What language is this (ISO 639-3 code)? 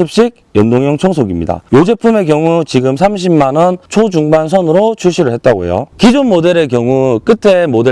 kor